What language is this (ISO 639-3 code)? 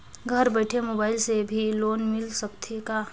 hne